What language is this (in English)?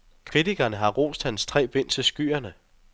Danish